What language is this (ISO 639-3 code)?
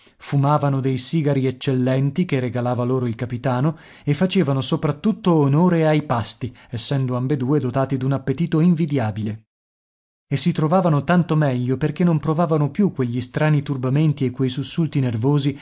ita